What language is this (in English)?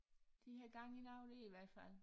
Danish